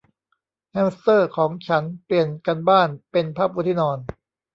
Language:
Thai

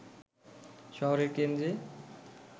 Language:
Bangla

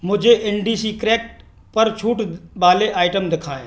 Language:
Hindi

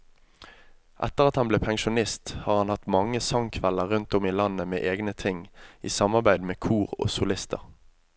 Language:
Norwegian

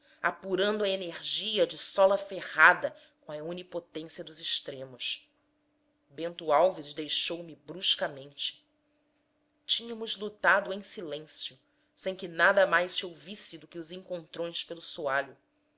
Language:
Portuguese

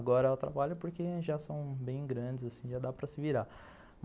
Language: Portuguese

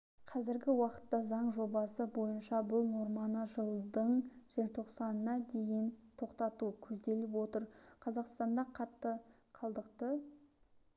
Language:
Kazakh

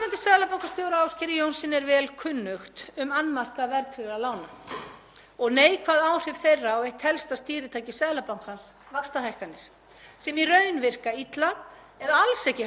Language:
Icelandic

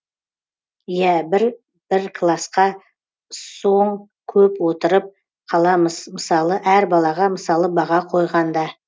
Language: Kazakh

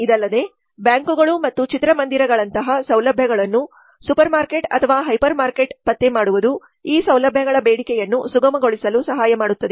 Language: Kannada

